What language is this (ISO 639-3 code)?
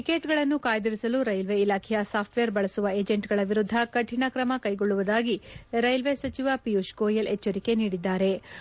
kan